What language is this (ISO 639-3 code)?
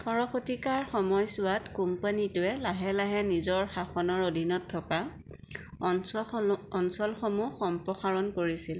asm